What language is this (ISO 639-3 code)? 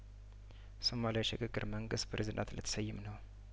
amh